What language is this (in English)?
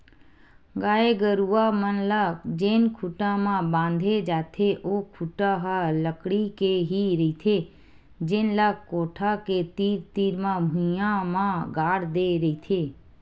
Chhattisgarhi